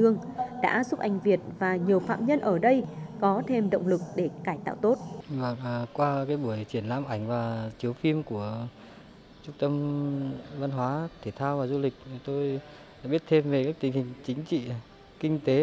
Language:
Vietnamese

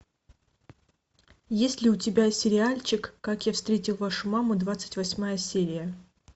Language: Russian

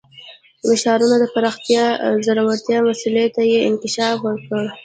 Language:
Pashto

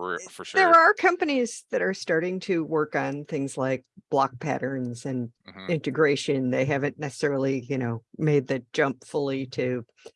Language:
English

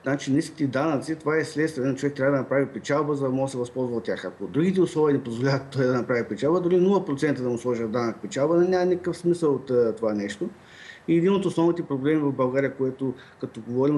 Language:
Bulgarian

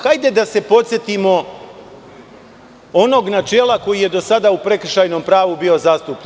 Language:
Serbian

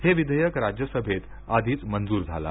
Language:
Marathi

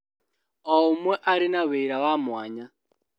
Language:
Kikuyu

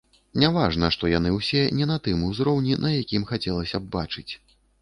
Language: Belarusian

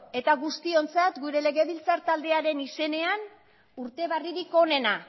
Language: Basque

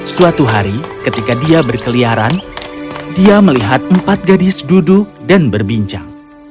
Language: Indonesian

